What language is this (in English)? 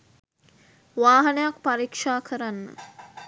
Sinhala